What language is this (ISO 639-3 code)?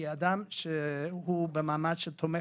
heb